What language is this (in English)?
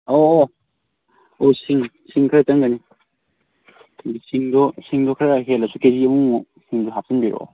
Manipuri